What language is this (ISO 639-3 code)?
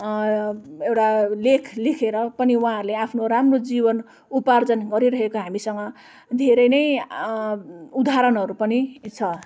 nep